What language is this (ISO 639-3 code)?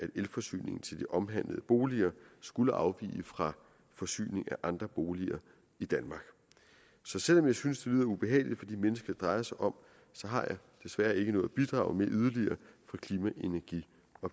dan